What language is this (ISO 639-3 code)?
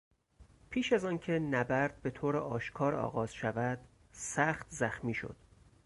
fas